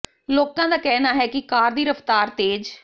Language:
Punjabi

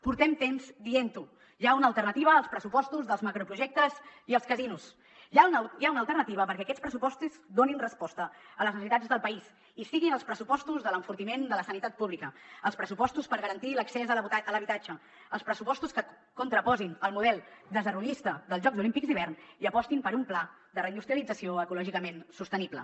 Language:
Catalan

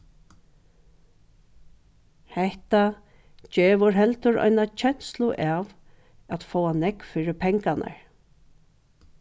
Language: Faroese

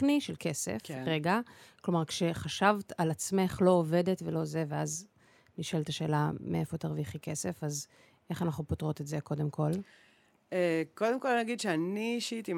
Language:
Hebrew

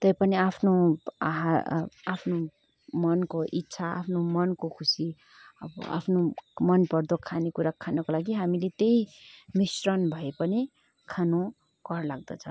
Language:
Nepali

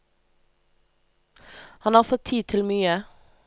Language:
Norwegian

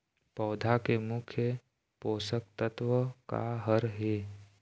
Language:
Chhattisgarhi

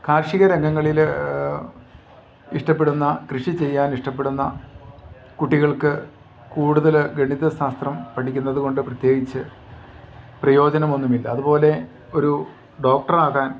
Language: Malayalam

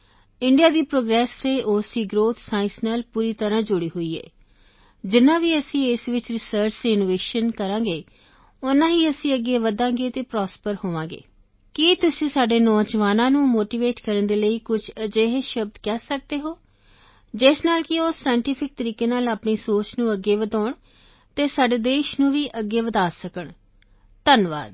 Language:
Punjabi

